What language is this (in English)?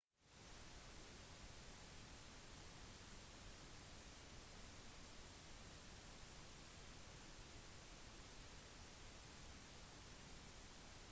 Norwegian Bokmål